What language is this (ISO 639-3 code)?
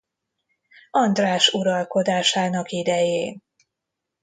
hun